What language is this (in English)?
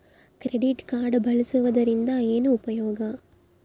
Kannada